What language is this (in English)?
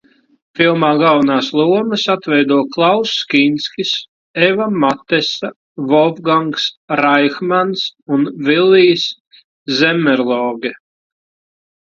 Latvian